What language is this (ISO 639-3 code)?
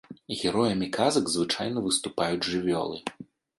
bel